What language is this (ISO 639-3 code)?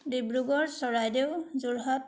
asm